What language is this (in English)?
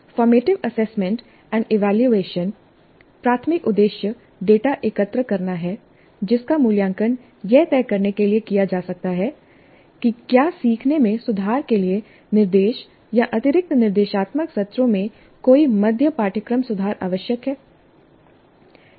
Hindi